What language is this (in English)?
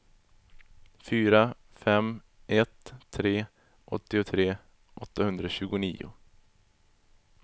Swedish